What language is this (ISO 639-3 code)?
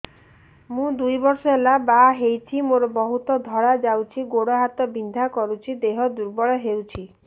ori